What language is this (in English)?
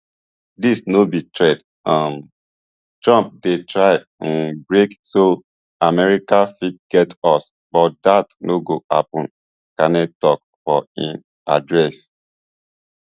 Nigerian Pidgin